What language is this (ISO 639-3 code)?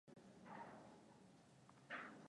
swa